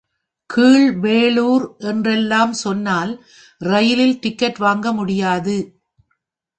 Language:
Tamil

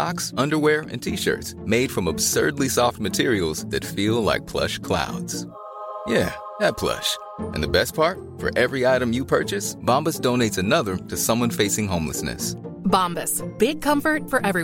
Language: Swedish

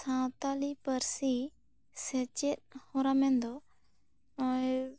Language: Santali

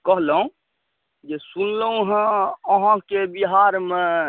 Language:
Maithili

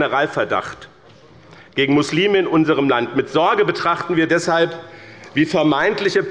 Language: German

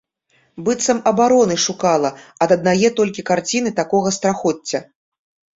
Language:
Belarusian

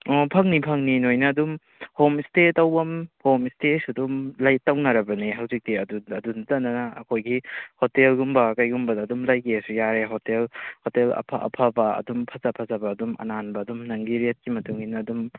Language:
Manipuri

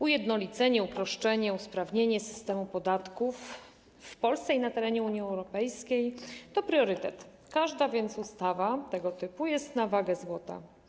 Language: Polish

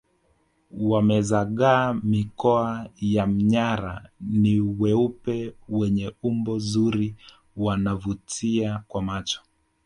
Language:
Swahili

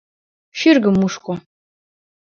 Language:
Mari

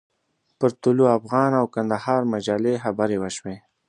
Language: Pashto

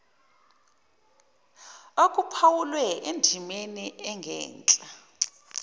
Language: Zulu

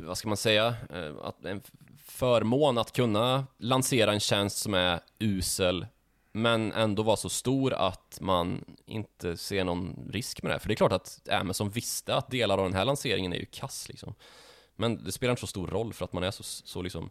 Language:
Swedish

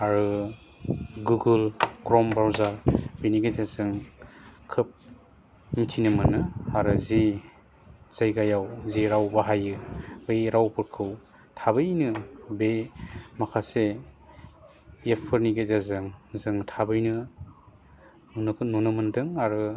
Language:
Bodo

